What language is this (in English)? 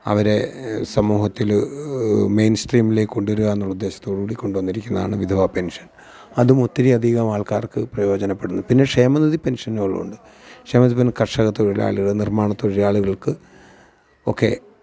Malayalam